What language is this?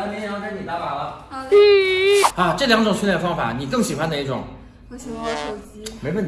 Chinese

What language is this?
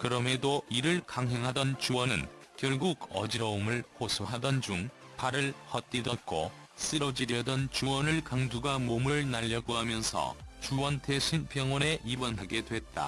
Korean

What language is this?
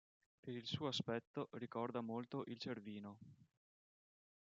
Italian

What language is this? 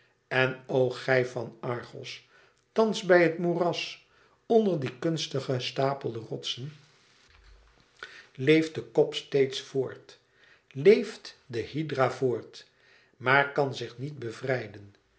Dutch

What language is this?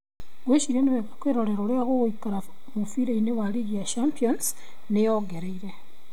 Kikuyu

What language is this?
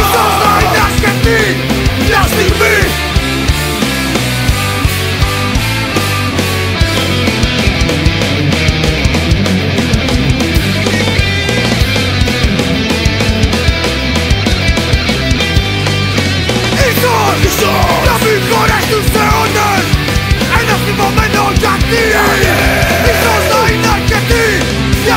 Greek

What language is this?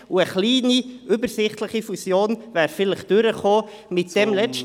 Swiss German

